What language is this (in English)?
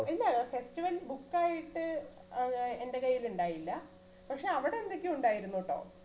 Malayalam